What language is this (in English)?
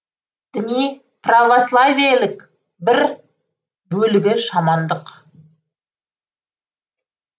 Kazakh